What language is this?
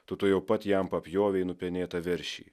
Lithuanian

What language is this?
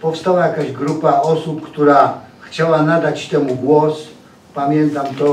Polish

